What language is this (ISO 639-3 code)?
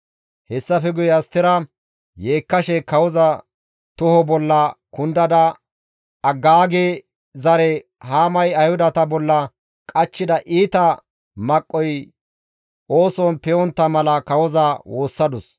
gmv